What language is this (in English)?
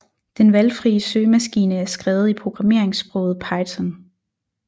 Danish